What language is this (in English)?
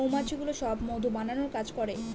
Bangla